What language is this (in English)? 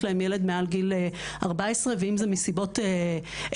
Hebrew